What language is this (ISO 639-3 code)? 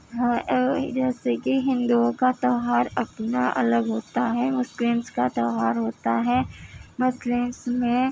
urd